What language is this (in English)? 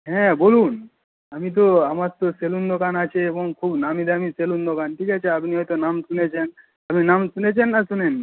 Bangla